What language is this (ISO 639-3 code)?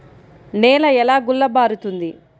tel